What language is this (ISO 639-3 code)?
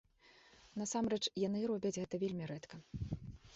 bel